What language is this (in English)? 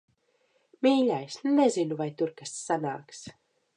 Latvian